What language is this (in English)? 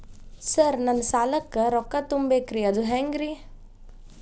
Kannada